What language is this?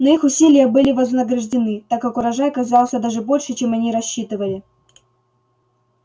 Russian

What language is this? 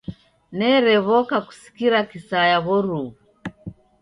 Taita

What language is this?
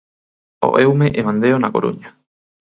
Galician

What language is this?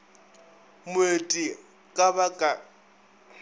Northern Sotho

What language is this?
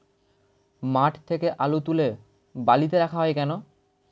Bangla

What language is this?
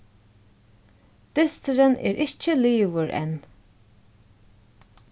Faroese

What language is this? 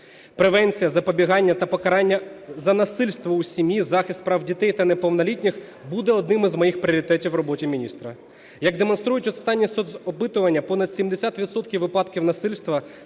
Ukrainian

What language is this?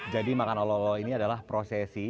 Indonesian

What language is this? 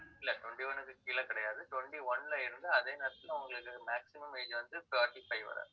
Tamil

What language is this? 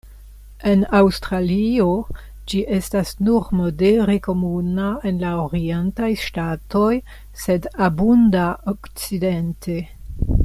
Esperanto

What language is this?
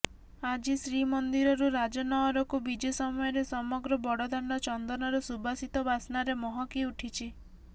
Odia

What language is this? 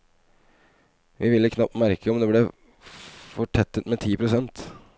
Norwegian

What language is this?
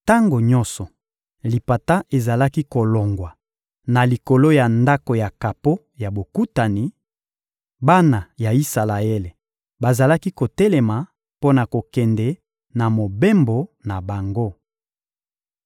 Lingala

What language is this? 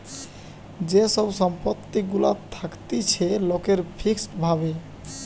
Bangla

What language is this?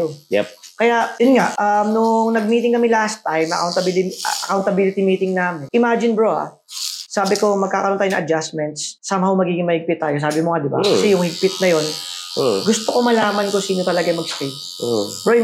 Filipino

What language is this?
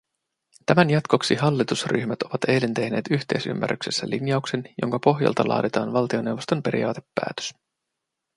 Finnish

